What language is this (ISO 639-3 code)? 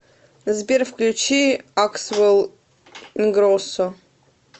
rus